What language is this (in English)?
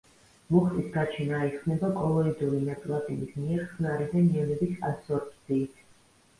Georgian